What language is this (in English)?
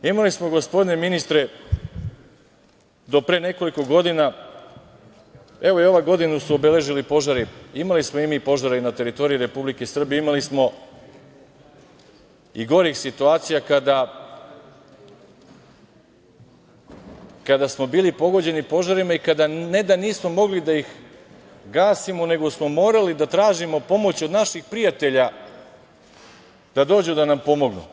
Serbian